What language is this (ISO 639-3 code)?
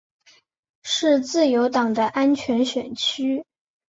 zho